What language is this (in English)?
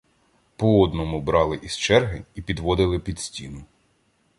Ukrainian